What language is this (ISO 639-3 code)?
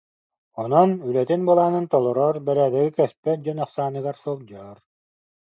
sah